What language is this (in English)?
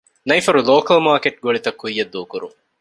Divehi